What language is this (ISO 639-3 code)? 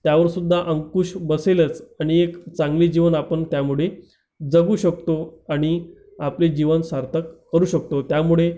mar